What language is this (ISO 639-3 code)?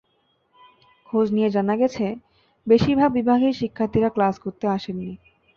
ben